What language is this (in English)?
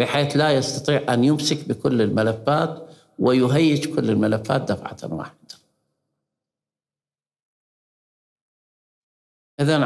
Arabic